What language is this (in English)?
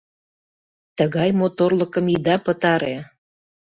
Mari